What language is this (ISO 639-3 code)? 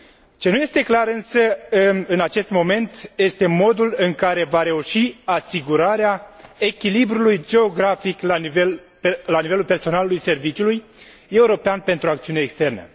ron